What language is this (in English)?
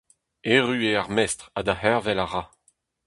Breton